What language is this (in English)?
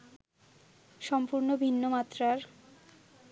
Bangla